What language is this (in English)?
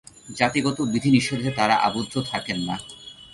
Bangla